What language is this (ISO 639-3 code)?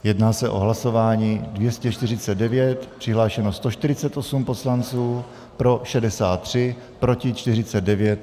ces